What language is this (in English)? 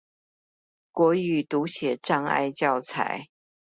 Chinese